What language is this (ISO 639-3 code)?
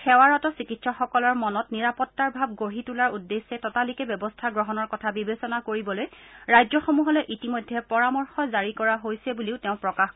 asm